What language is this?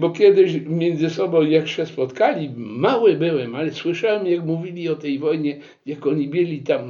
Polish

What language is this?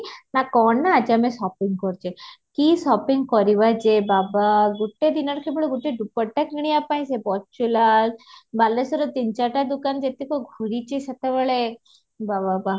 Odia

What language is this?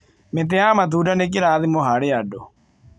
Kikuyu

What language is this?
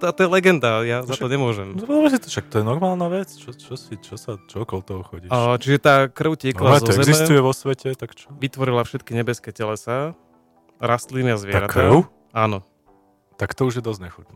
Slovak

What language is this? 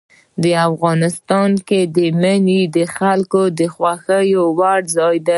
Pashto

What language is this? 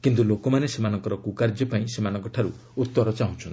Odia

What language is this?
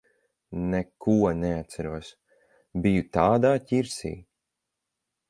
Latvian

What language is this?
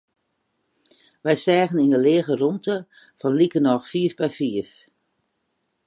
Western Frisian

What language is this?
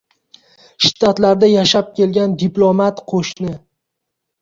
Uzbek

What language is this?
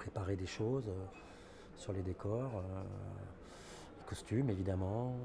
French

